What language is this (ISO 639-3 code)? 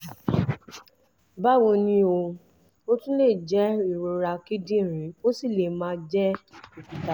yor